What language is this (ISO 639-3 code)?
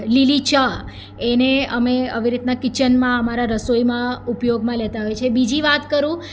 guj